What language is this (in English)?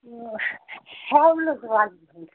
Kashmiri